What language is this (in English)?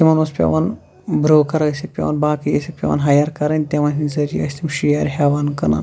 Kashmiri